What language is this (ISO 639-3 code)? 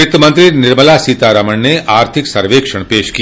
hin